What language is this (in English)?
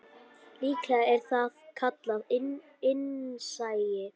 Icelandic